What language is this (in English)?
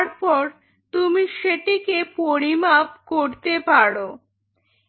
Bangla